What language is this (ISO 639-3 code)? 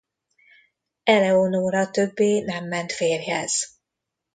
hun